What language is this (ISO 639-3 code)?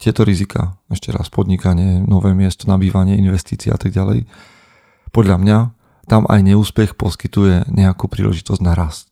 slk